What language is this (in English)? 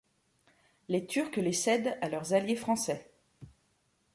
French